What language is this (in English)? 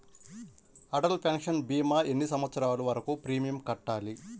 Telugu